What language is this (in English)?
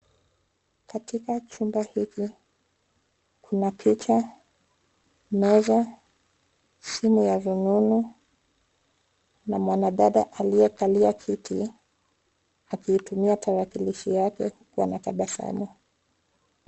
Swahili